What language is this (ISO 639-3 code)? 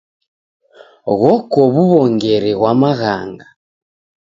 dav